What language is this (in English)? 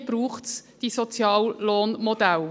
Swiss German